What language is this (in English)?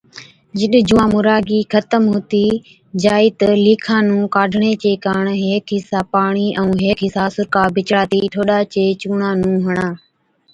Od